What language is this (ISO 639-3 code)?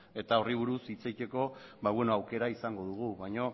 eus